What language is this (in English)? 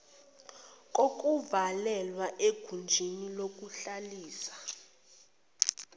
Zulu